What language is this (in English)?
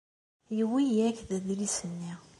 Kabyle